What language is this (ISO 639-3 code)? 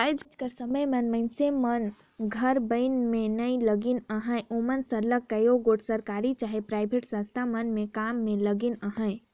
hne